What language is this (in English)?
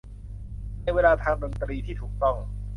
Thai